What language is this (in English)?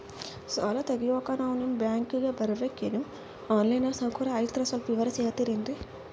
Kannada